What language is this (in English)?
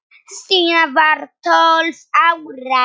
Icelandic